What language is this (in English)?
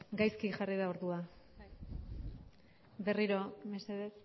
Basque